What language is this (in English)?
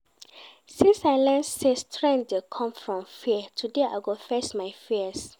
Nigerian Pidgin